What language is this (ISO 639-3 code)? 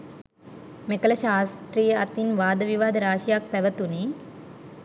sin